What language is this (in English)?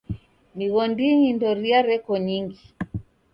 Taita